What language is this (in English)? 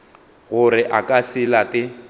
Northern Sotho